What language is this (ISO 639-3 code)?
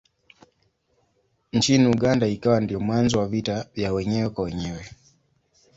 swa